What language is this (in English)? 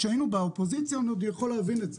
Hebrew